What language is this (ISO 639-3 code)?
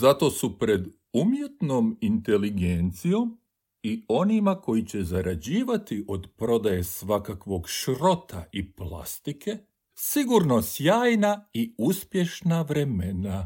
hrv